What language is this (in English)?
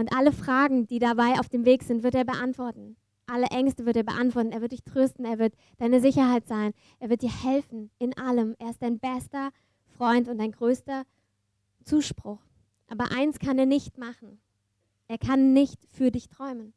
German